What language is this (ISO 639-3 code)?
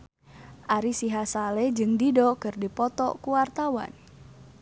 sun